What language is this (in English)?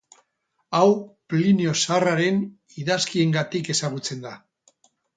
Basque